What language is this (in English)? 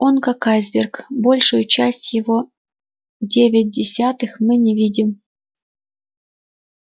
Russian